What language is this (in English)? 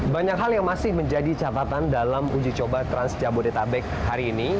Indonesian